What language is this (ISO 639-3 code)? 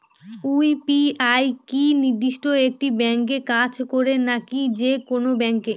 ben